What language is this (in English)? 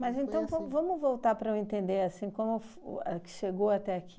Portuguese